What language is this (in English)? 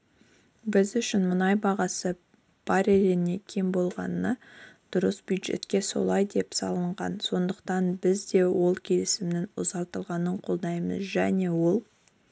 Kazakh